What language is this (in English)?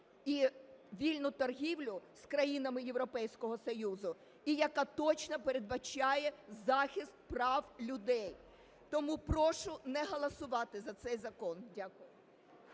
Ukrainian